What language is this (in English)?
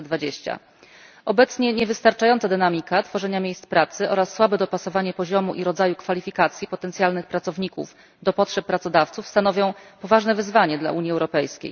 Polish